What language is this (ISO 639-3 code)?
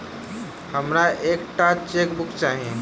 mai